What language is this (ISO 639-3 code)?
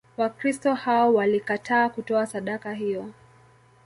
swa